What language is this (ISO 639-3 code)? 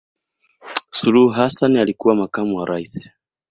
swa